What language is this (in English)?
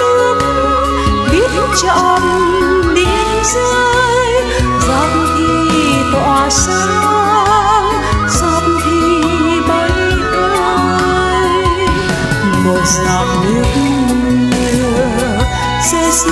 Vietnamese